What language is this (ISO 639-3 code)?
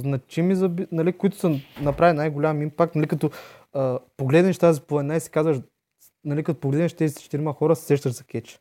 bul